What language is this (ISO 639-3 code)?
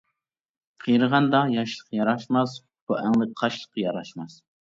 uig